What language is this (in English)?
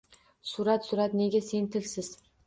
Uzbek